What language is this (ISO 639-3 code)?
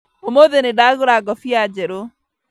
kik